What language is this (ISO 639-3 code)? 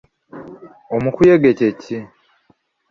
lug